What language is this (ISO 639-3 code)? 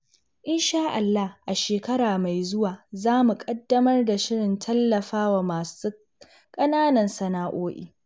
hau